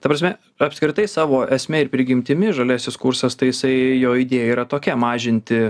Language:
Lithuanian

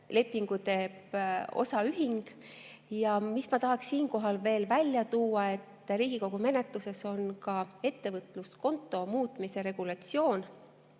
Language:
Estonian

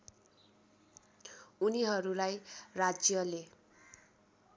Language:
Nepali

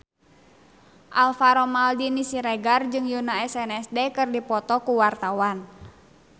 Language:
Sundanese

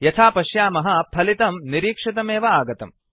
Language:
Sanskrit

